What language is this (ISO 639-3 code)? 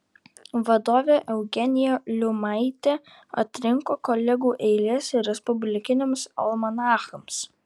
lit